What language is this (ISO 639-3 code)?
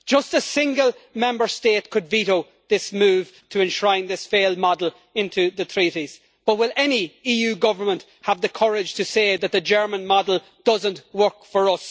eng